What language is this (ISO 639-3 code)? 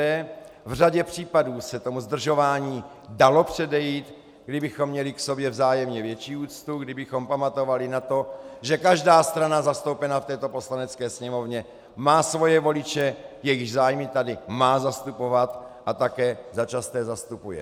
ces